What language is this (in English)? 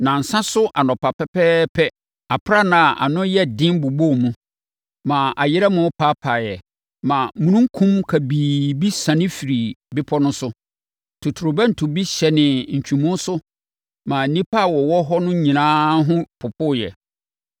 Akan